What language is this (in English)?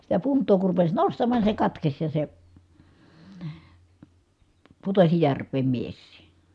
Finnish